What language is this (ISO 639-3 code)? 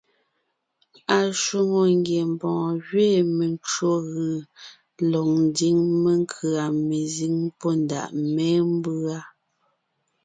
nnh